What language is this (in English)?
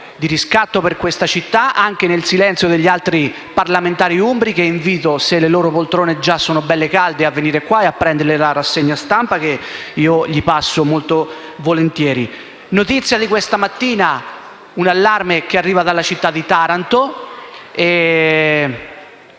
Italian